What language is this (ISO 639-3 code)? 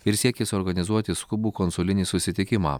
lit